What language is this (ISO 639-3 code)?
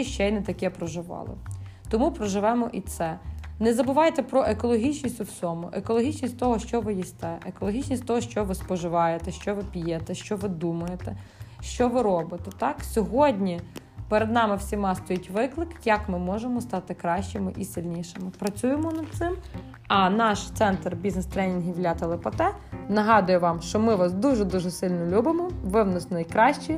ukr